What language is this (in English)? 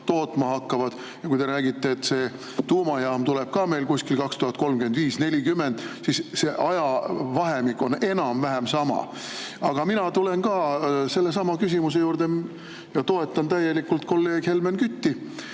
Estonian